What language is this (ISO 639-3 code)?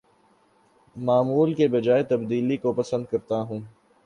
urd